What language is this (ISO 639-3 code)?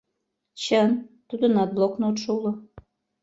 chm